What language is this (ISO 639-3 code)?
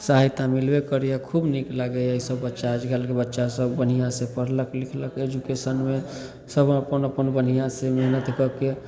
mai